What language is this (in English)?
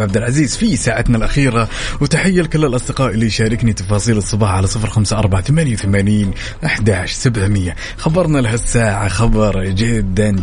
Arabic